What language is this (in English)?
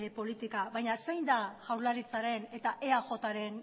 Basque